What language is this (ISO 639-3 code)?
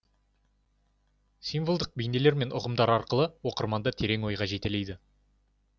kaz